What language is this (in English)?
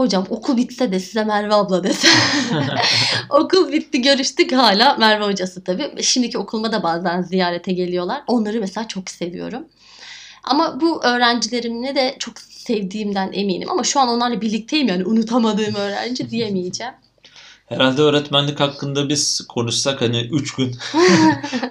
Turkish